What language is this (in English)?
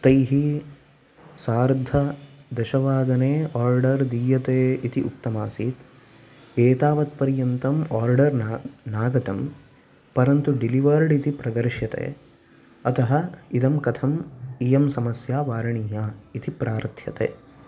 Sanskrit